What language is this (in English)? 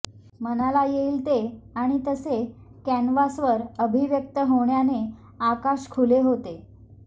Marathi